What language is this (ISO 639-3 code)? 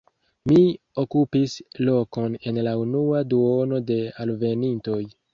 epo